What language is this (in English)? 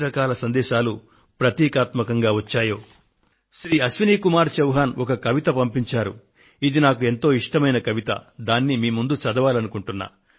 Telugu